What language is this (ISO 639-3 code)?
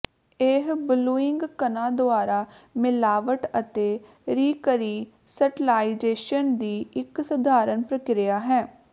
pan